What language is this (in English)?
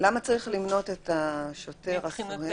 Hebrew